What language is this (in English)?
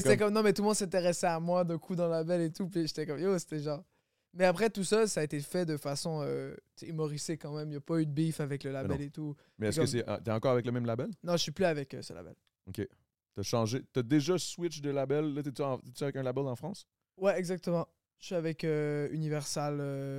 French